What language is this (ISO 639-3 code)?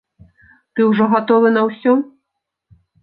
bel